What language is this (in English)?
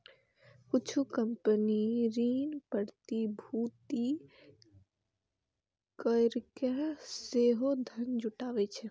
Maithili